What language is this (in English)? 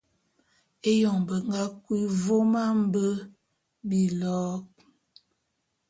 Bulu